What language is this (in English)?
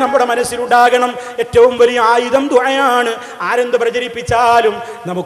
Arabic